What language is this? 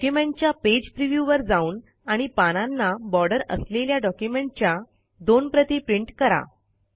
Marathi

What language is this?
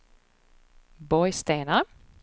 Swedish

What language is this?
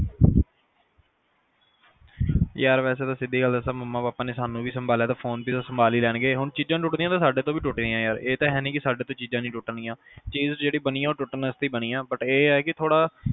Punjabi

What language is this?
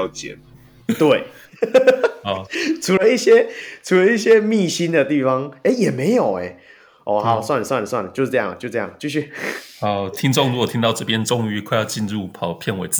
Chinese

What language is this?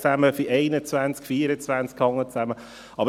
Swiss German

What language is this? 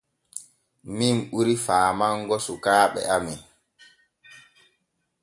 Borgu Fulfulde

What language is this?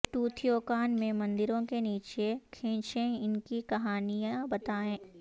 Urdu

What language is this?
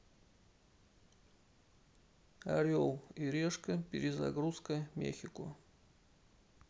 Russian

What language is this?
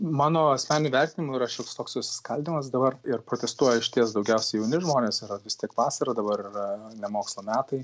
Lithuanian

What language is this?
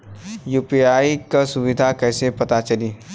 Bhojpuri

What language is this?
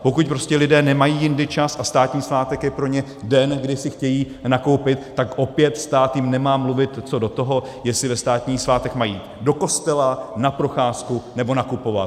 Czech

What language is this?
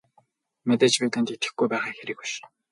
Mongolian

